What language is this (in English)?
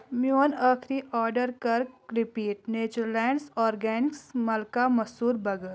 Kashmiri